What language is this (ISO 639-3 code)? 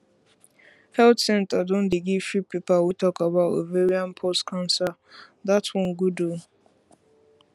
pcm